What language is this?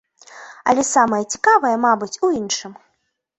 Belarusian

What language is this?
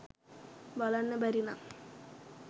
Sinhala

